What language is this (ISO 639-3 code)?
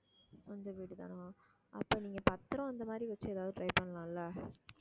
tam